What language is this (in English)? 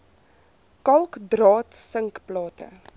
Afrikaans